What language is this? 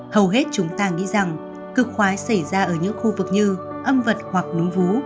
Vietnamese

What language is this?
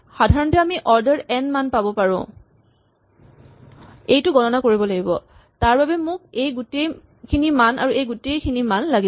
Assamese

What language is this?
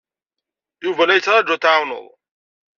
Kabyle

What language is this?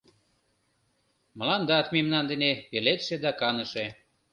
Mari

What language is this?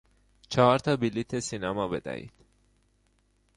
Persian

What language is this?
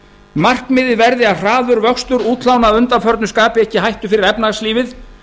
Icelandic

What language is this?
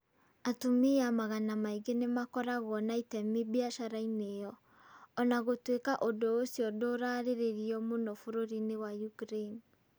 Kikuyu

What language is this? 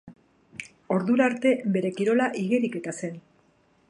Basque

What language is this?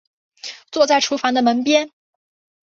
Chinese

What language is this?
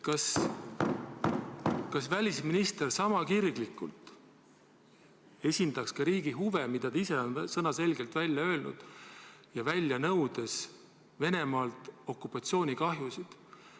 Estonian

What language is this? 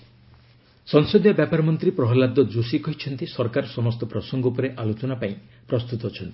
Odia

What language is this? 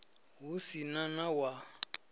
Venda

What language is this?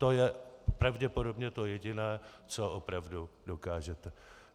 Czech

